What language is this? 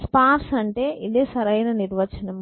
Telugu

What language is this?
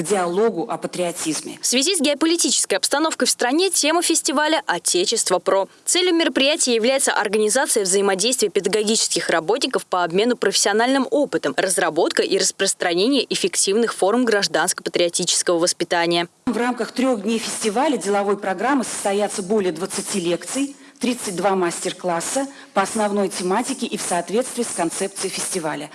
Russian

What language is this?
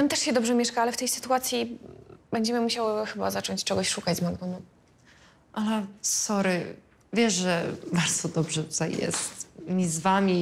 Polish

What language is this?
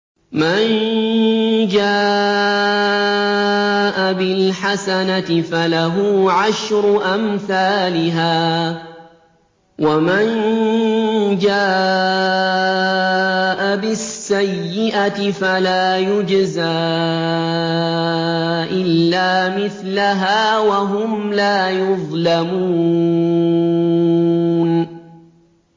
Arabic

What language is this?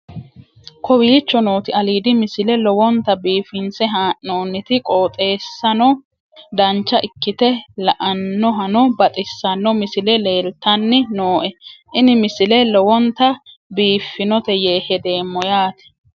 Sidamo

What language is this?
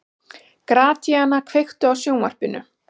Icelandic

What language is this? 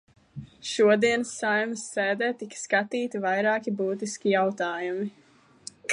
Latvian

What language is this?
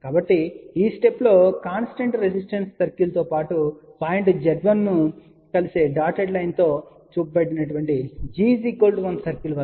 Telugu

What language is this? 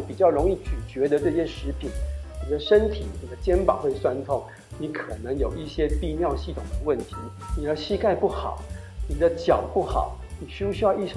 Chinese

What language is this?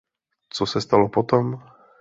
Czech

